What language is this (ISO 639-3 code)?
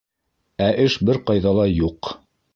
bak